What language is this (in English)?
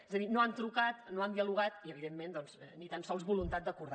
Catalan